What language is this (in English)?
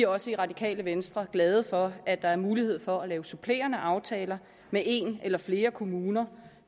Danish